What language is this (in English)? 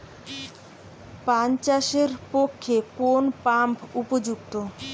Bangla